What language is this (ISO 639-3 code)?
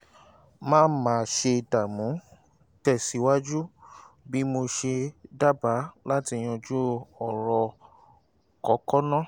yor